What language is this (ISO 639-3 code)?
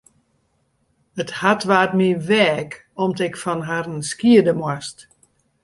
fry